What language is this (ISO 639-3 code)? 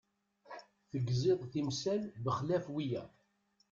kab